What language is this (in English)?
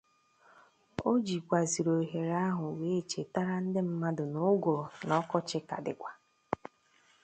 Igbo